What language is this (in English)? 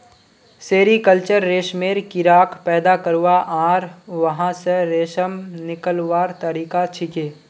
Magahi